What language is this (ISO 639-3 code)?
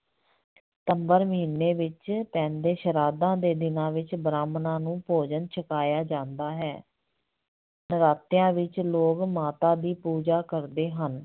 pan